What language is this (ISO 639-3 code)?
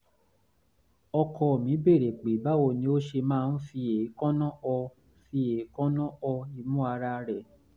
yor